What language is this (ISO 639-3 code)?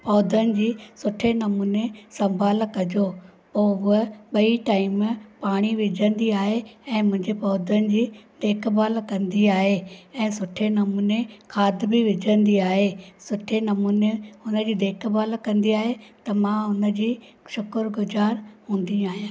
snd